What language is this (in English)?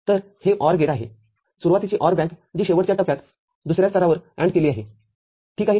Marathi